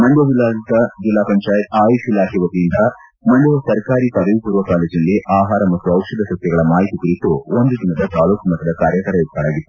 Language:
Kannada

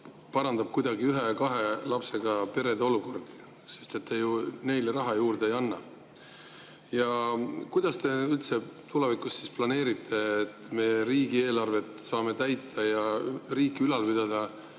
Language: Estonian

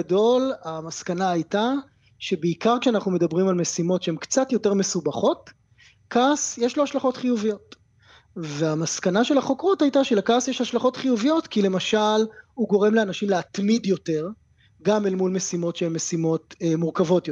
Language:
Hebrew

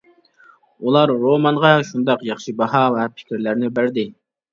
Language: Uyghur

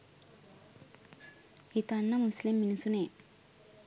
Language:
Sinhala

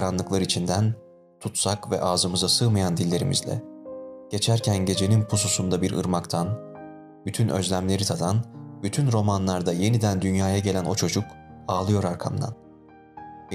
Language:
Turkish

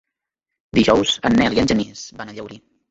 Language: Catalan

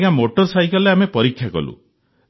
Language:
Odia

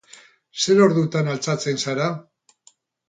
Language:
Basque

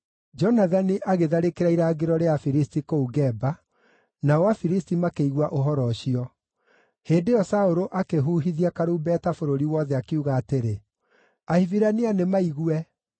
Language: Kikuyu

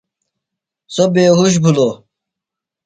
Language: Phalura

